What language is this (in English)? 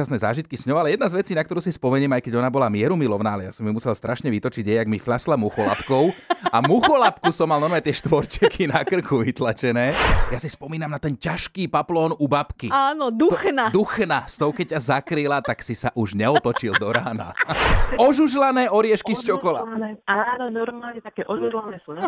Slovak